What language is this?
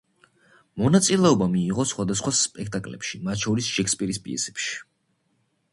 Georgian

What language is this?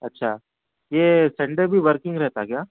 Urdu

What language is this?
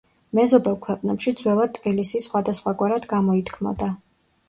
Georgian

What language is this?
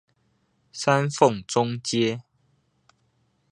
Chinese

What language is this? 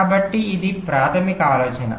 Telugu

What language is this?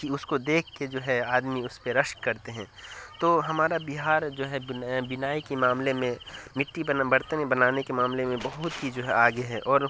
Urdu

